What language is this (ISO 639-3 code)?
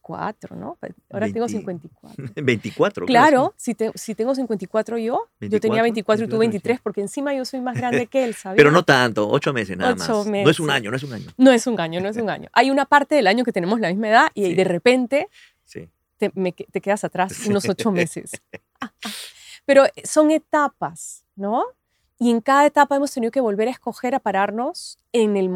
spa